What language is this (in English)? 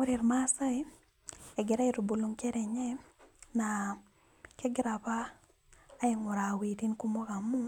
Masai